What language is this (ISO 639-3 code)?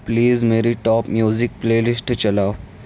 urd